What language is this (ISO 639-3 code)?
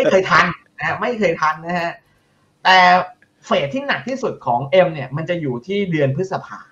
tha